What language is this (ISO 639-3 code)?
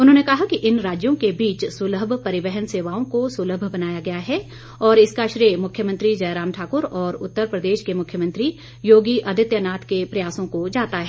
hin